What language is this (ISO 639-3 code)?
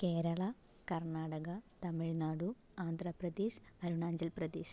mal